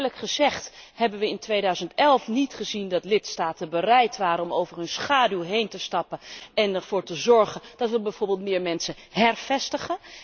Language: Dutch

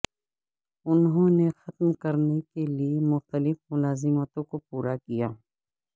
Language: Urdu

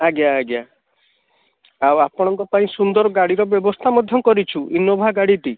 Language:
Odia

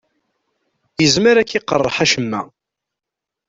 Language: Kabyle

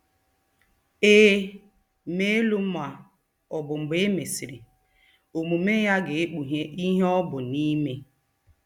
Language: Igbo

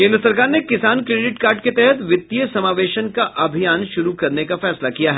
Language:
Hindi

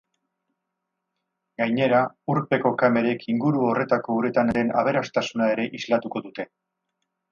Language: Basque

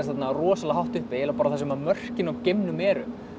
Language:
Icelandic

